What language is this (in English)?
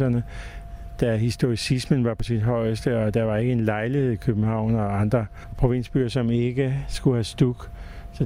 Danish